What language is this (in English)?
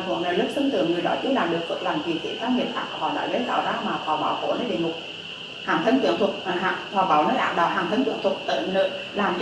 Vietnamese